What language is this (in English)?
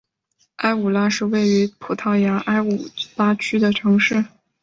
Chinese